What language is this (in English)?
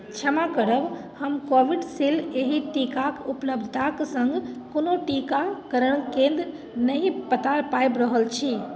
Maithili